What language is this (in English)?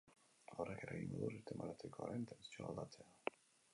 Basque